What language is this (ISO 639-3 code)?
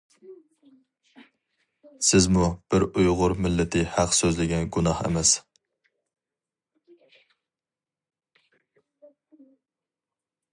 uig